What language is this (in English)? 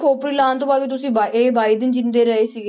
Punjabi